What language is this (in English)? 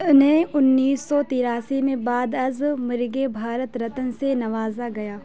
Urdu